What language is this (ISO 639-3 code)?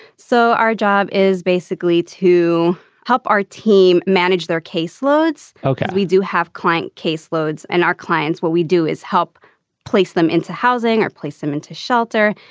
eng